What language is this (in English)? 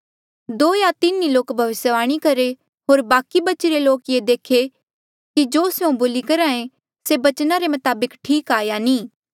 Mandeali